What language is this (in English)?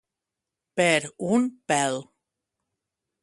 Catalan